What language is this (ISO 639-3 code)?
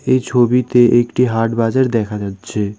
ben